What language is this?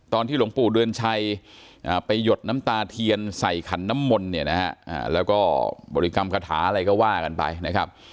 Thai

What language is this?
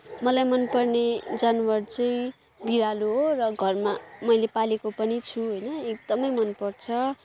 Nepali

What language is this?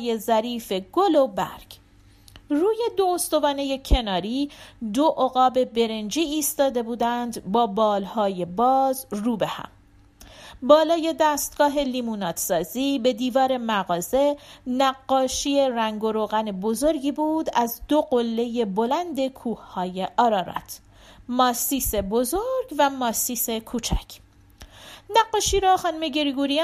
Persian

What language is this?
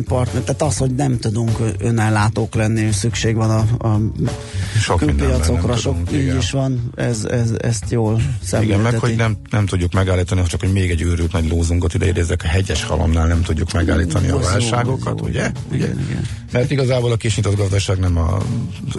Hungarian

